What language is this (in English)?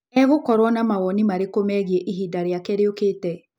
Kikuyu